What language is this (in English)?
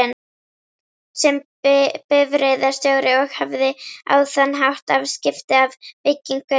Icelandic